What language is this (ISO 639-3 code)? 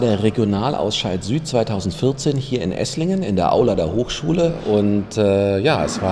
deu